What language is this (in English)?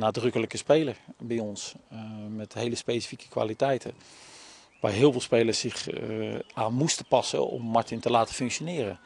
Dutch